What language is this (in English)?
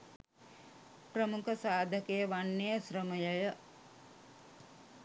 Sinhala